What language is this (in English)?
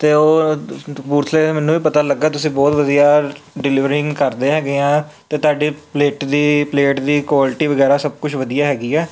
Punjabi